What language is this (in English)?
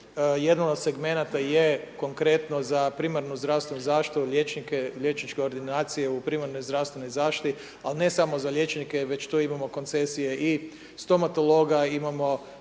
Croatian